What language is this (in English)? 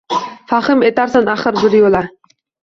Uzbek